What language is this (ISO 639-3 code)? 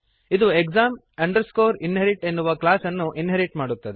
kan